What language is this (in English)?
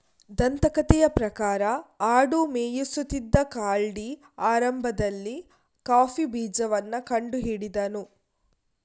Kannada